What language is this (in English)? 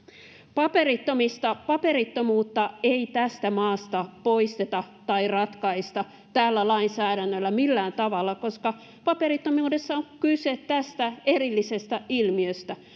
Finnish